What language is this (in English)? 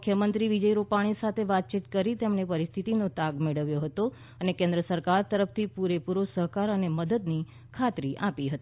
Gujarati